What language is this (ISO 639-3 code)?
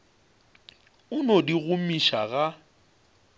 nso